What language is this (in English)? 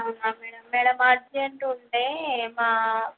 Telugu